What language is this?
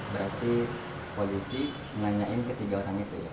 Indonesian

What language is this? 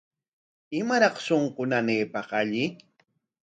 Corongo Ancash Quechua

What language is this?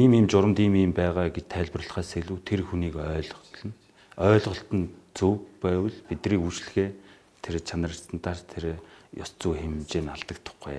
Korean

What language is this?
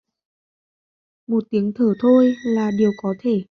Vietnamese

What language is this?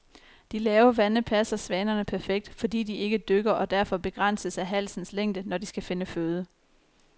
Danish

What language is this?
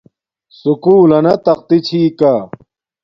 Domaaki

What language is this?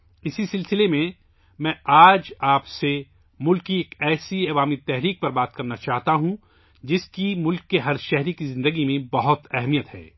Urdu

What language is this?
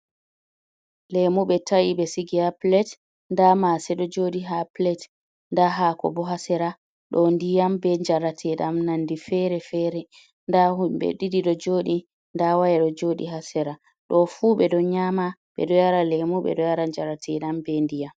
Fula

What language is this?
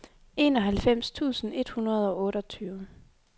Danish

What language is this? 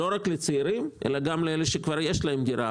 Hebrew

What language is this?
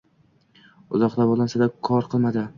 Uzbek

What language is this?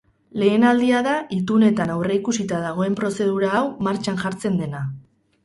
Basque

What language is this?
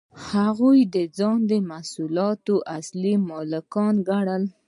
Pashto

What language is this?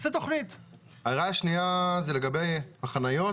Hebrew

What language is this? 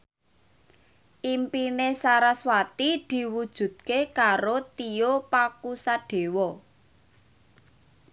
Javanese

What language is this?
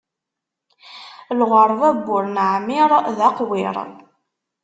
Kabyle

